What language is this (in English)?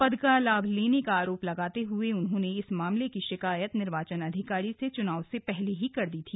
Hindi